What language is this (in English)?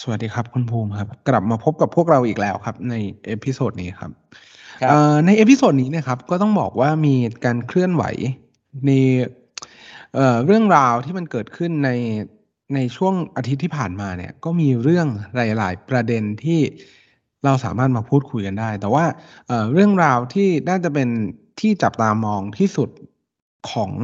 Thai